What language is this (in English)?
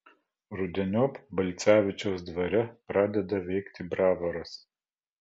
Lithuanian